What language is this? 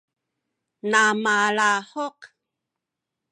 Sakizaya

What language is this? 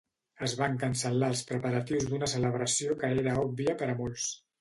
Catalan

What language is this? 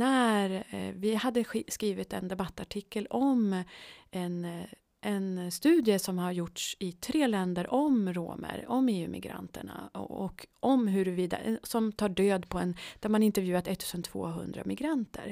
Swedish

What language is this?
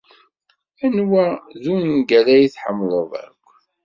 Kabyle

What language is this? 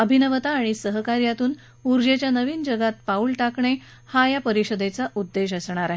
Marathi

